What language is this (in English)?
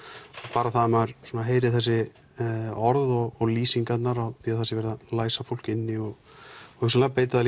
Icelandic